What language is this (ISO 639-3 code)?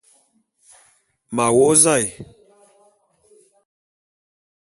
bum